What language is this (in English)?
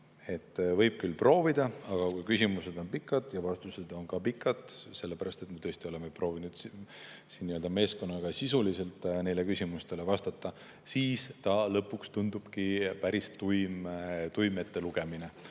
Estonian